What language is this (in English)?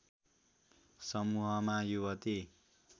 Nepali